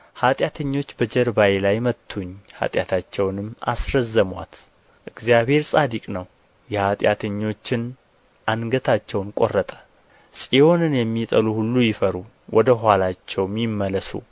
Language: Amharic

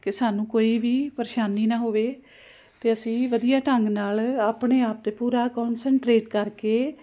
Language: Punjabi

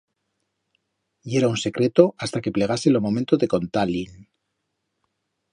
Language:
Aragonese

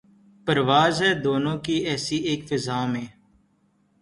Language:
Urdu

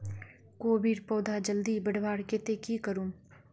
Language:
Magahi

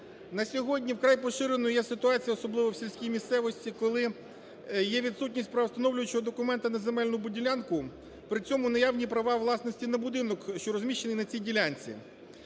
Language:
Ukrainian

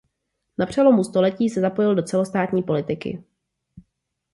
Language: Czech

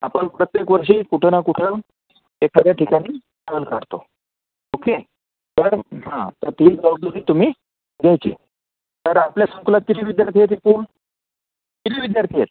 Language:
Marathi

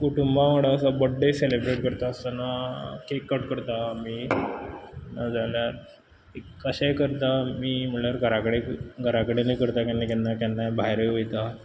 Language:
Konkani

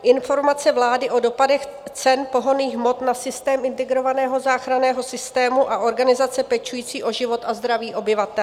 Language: Czech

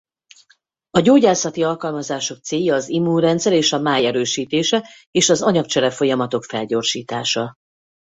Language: Hungarian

